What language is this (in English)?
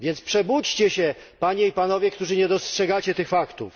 Polish